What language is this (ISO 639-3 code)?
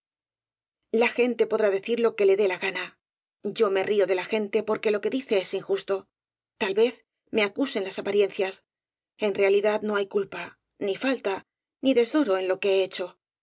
spa